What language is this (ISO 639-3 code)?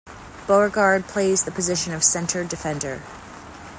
eng